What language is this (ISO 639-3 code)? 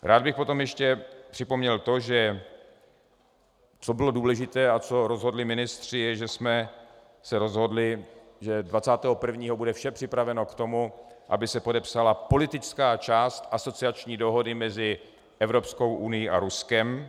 ces